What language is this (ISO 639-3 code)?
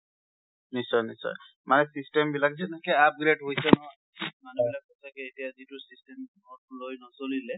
asm